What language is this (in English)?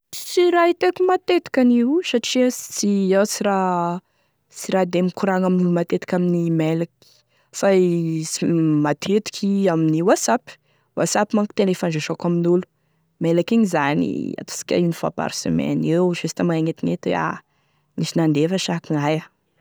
Tesaka Malagasy